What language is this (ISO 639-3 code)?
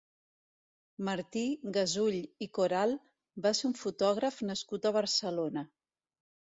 cat